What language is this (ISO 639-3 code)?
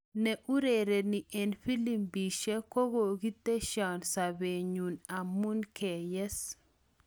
kln